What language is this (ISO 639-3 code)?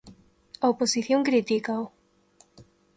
glg